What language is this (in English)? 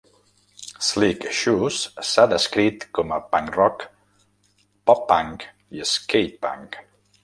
Catalan